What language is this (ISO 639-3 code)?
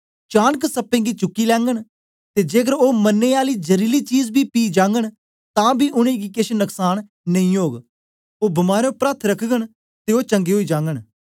doi